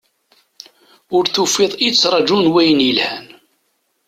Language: Kabyle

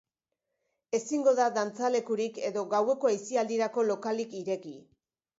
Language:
Basque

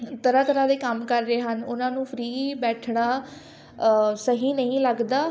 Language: Punjabi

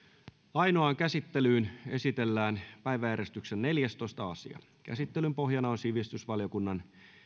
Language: Finnish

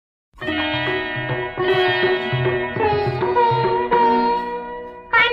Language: Romanian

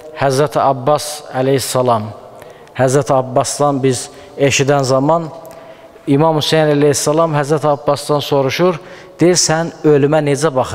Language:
Turkish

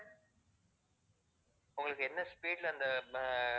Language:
Tamil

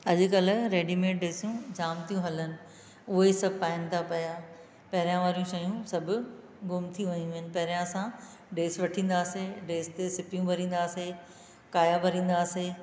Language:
Sindhi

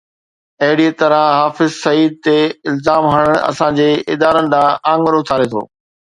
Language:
Sindhi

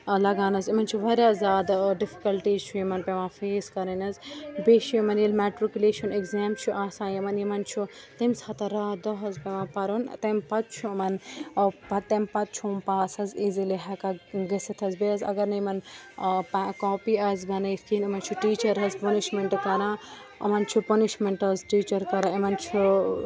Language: Kashmiri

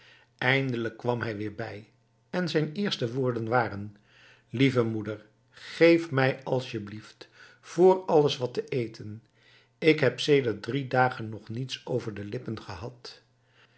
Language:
Dutch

